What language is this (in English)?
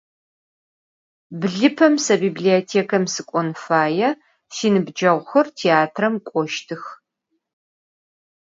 Adyghe